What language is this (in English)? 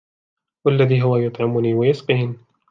Arabic